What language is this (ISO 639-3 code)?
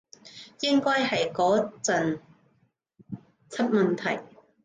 yue